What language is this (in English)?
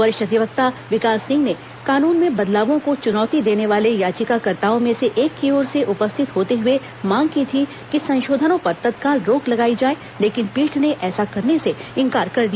Hindi